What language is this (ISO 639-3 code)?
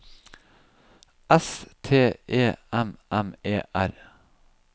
nor